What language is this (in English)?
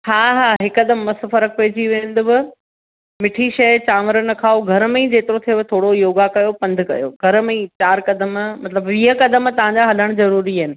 Sindhi